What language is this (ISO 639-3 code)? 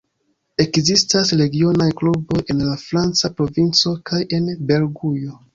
epo